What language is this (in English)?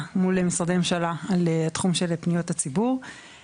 Hebrew